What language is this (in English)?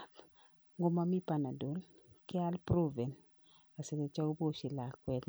Kalenjin